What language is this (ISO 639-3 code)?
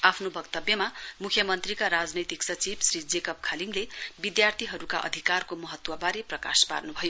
nep